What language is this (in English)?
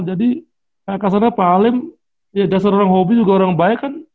Indonesian